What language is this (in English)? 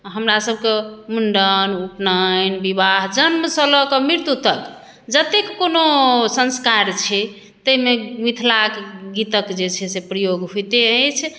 Maithili